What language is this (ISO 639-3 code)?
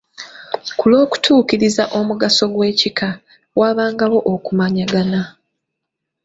lug